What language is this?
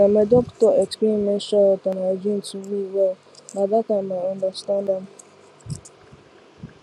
Nigerian Pidgin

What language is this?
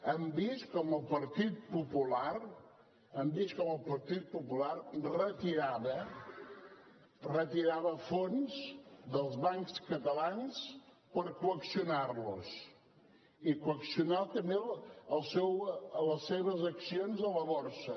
Catalan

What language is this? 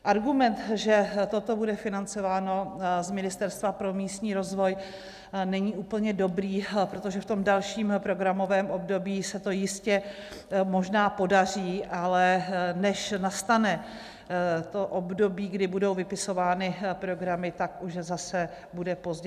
Czech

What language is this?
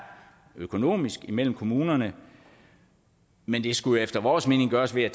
Danish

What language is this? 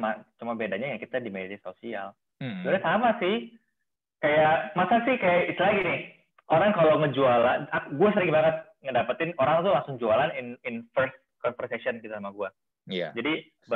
Indonesian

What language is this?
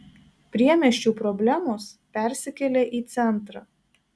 Lithuanian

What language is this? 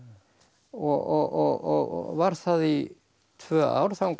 Icelandic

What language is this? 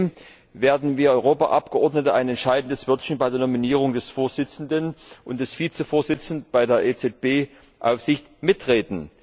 German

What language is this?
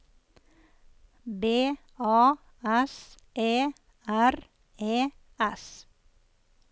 Norwegian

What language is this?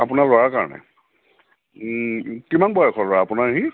Assamese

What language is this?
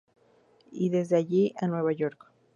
Spanish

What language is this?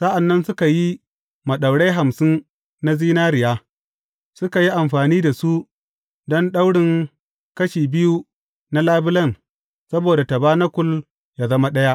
Hausa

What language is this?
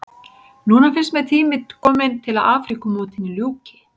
Icelandic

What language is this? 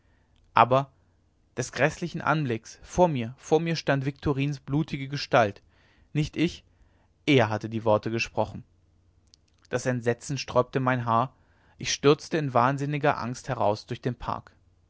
German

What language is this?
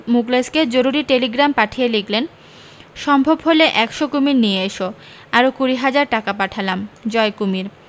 Bangla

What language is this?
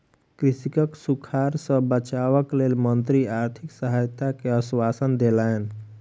Maithili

